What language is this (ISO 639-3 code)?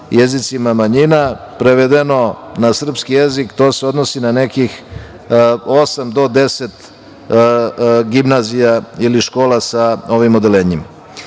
srp